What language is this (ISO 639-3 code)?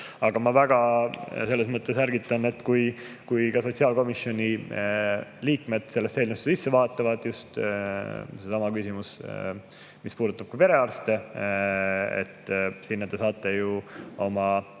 est